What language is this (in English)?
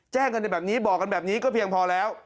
Thai